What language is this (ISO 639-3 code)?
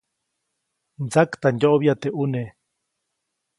zoc